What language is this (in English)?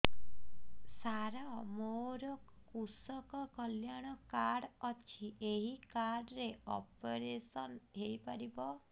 Odia